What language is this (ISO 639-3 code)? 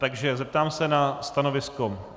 ces